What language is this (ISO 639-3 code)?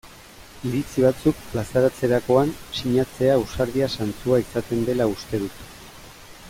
eus